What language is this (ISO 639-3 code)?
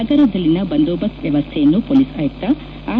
kan